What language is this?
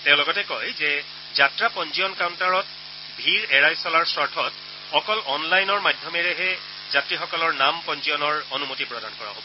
Assamese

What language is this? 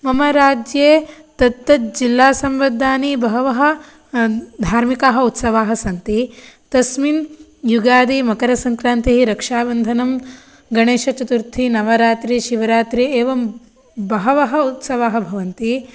Sanskrit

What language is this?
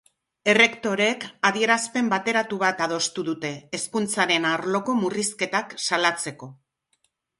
Basque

